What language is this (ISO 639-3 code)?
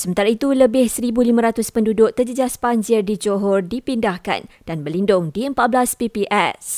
msa